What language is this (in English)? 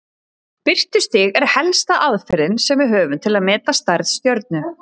Icelandic